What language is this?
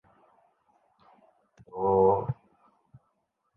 Urdu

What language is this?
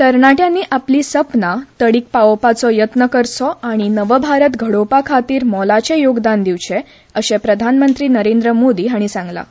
Konkani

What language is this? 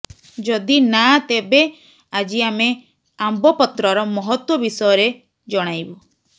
Odia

